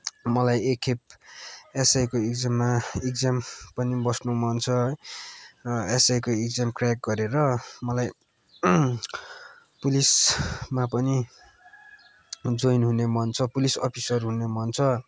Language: Nepali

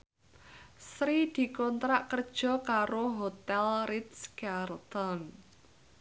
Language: Javanese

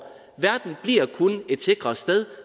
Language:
Danish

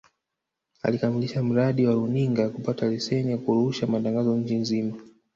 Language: Swahili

